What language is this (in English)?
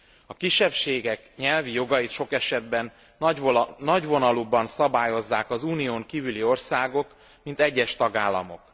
Hungarian